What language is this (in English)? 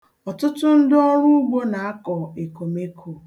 Igbo